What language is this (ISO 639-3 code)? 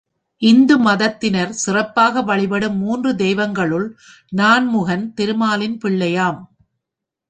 tam